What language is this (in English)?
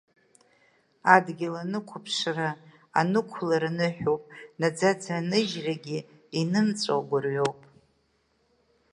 Abkhazian